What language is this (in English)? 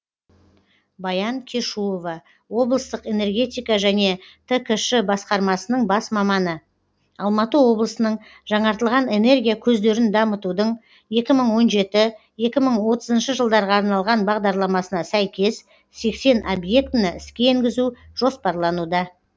Kazakh